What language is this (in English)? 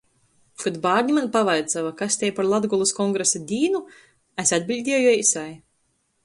Latgalian